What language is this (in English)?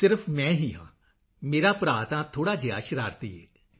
Punjabi